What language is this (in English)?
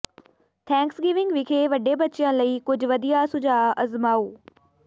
Punjabi